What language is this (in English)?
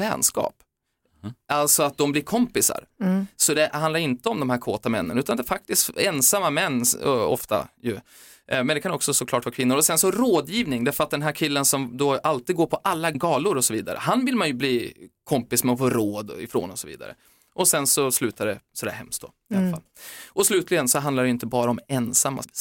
Swedish